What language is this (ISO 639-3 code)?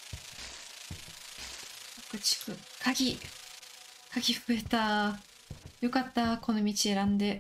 jpn